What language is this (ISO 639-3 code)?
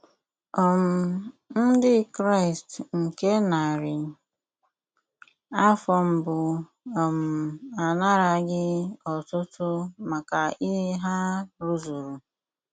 ibo